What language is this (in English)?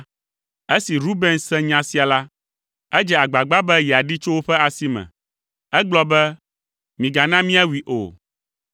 Ewe